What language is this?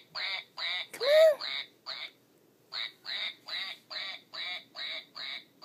Korean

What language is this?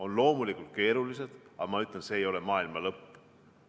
Estonian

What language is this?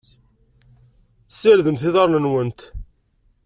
Kabyle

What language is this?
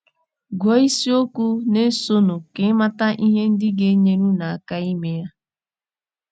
Igbo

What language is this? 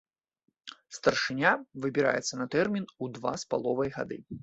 Belarusian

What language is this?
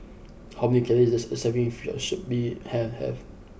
English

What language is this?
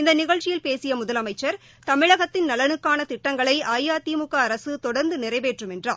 Tamil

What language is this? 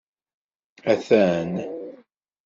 Kabyle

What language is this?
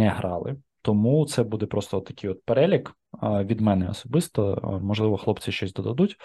Ukrainian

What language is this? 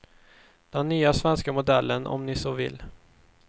Swedish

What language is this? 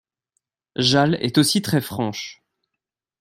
French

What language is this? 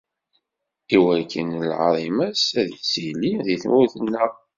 Kabyle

